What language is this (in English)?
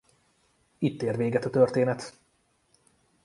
Hungarian